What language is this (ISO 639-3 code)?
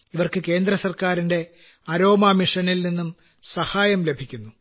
mal